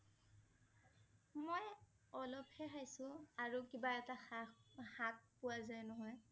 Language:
Assamese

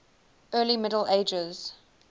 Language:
English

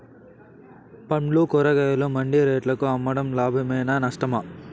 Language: Telugu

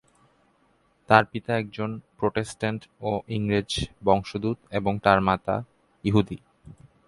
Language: Bangla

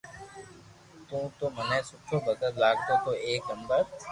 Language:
Loarki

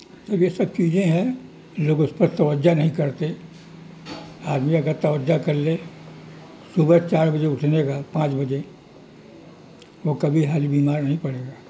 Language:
Urdu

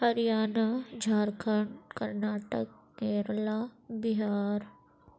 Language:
Urdu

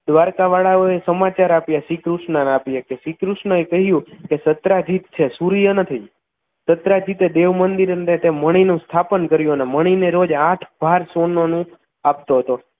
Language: Gujarati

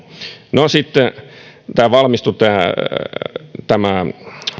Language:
Finnish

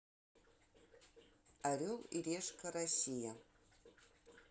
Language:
Russian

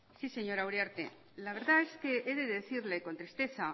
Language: Spanish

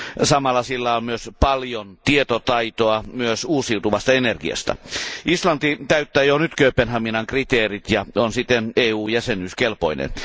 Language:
Finnish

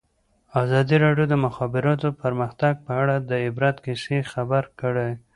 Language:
Pashto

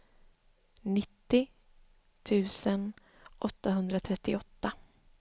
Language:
Swedish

